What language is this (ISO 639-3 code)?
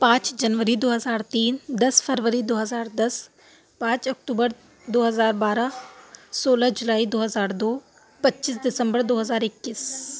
urd